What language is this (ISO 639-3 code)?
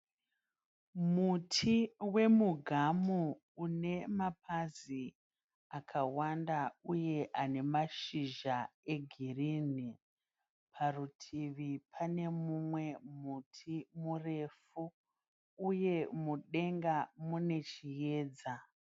sna